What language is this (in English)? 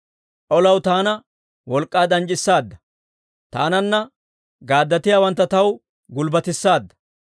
Dawro